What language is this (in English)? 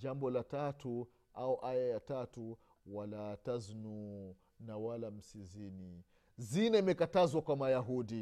Swahili